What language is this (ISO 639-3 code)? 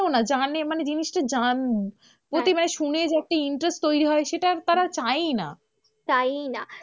ben